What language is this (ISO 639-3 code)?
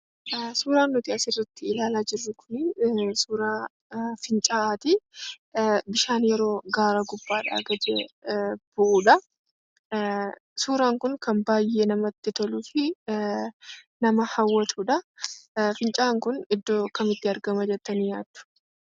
orm